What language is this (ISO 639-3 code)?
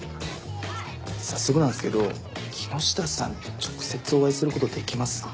jpn